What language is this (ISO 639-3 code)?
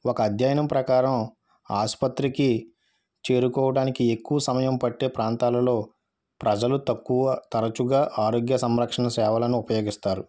tel